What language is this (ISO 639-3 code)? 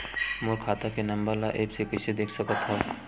hne